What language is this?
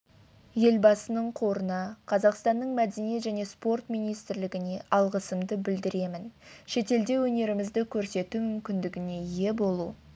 Kazakh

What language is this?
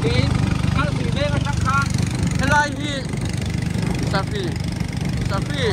Thai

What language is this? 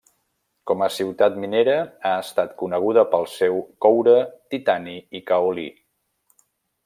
Catalan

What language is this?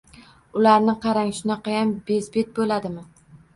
Uzbek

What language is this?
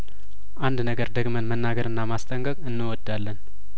Amharic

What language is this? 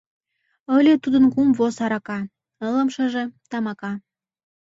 Mari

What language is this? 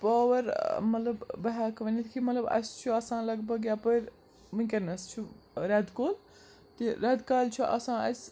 Kashmiri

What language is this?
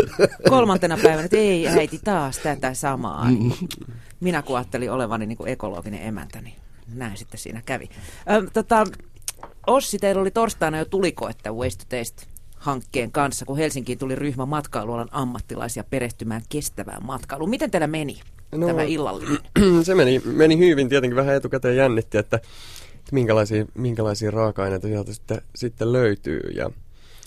Finnish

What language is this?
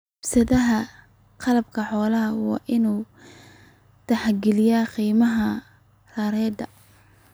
Somali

